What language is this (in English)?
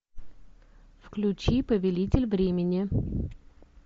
Russian